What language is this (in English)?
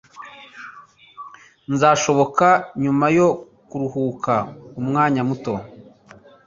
Kinyarwanda